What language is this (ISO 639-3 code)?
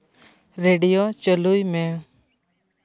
sat